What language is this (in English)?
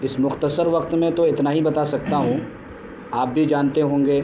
Urdu